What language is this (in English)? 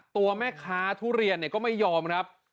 Thai